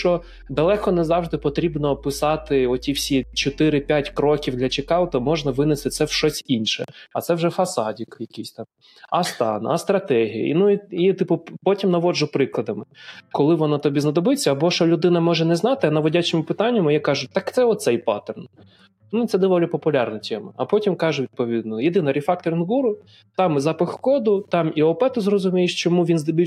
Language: Ukrainian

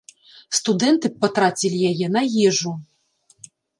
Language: Belarusian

